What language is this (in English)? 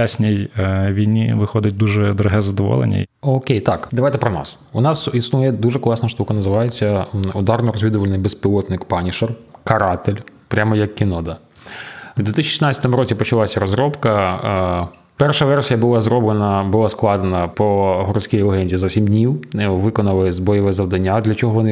Ukrainian